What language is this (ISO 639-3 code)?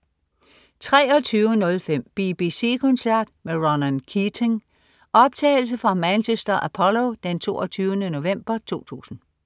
dan